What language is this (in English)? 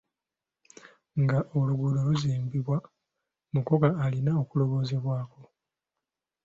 Ganda